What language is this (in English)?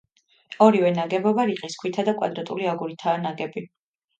Georgian